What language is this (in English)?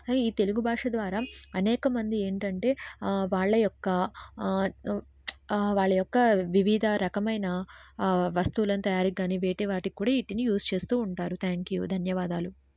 Telugu